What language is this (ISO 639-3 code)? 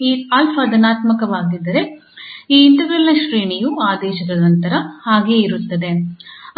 kan